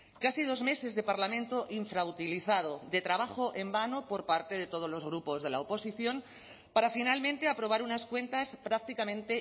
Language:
Spanish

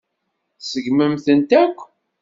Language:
Kabyle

